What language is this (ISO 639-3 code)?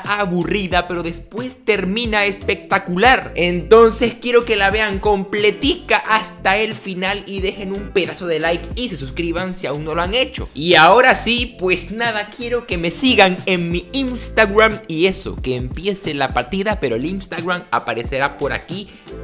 spa